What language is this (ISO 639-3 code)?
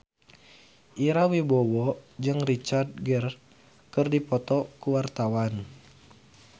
sun